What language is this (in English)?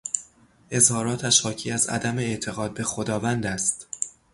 Persian